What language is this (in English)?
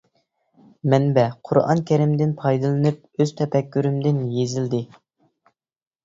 Uyghur